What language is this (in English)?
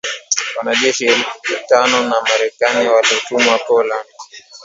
Swahili